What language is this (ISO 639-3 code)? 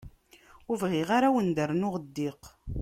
kab